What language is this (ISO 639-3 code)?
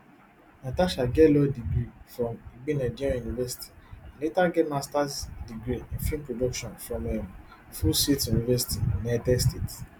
pcm